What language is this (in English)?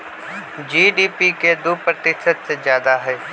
Magahi